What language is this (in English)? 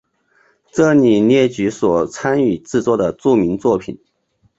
Chinese